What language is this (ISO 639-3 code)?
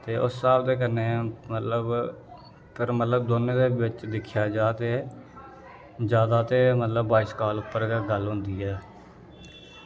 doi